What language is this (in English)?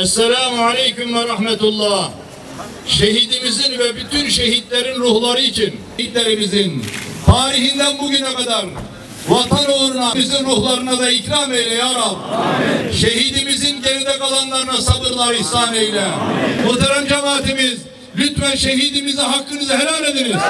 Turkish